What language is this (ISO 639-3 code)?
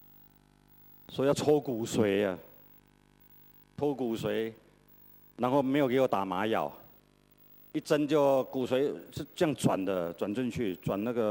zho